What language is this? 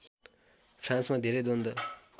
Nepali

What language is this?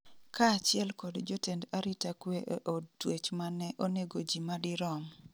Luo (Kenya and Tanzania)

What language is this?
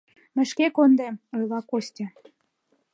Mari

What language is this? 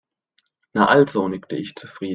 German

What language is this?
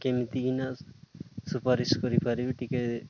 Odia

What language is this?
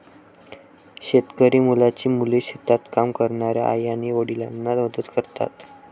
Marathi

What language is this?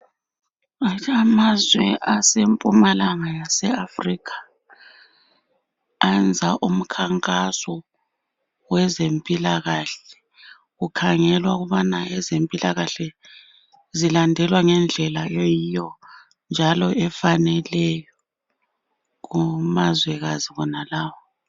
North Ndebele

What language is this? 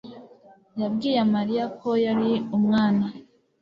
Kinyarwanda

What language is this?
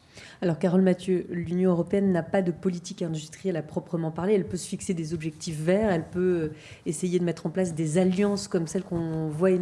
French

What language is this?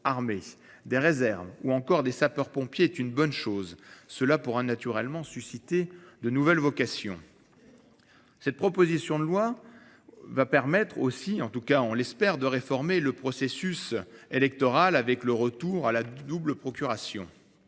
French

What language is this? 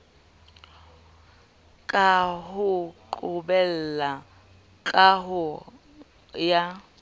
Southern Sotho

